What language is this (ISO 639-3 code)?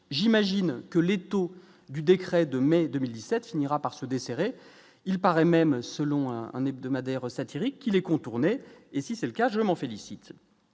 fra